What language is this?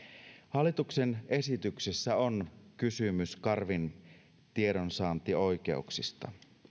Finnish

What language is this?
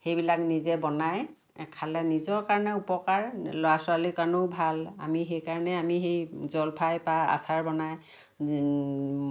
Assamese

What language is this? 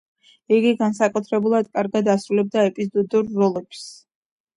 Georgian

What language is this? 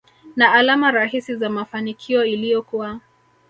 Swahili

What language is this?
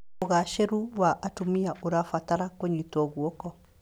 Kikuyu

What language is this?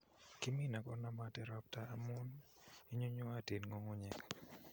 Kalenjin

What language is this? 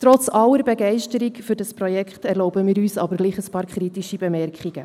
Swiss German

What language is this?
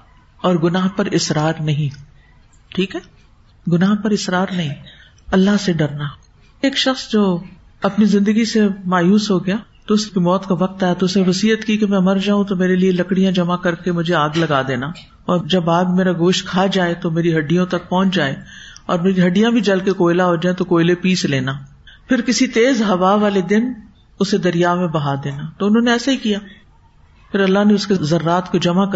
Urdu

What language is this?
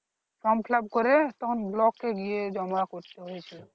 Bangla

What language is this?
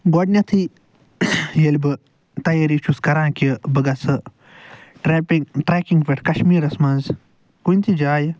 Kashmiri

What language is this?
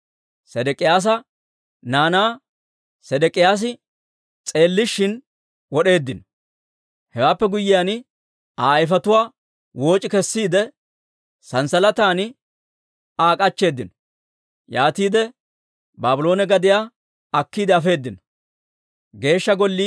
Dawro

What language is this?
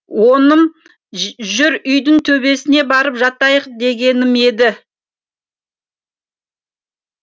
Kazakh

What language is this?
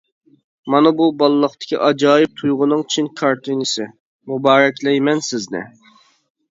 Uyghur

